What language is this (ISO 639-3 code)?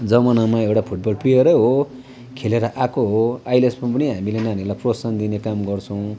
nep